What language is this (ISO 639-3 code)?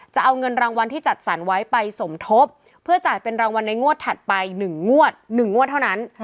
tha